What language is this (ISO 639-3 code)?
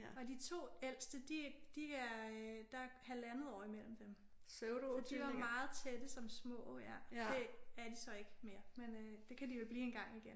dan